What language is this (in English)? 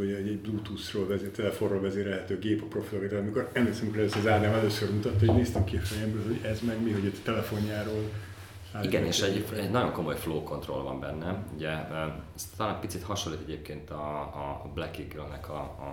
Hungarian